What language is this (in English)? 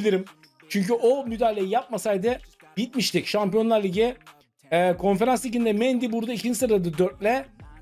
Turkish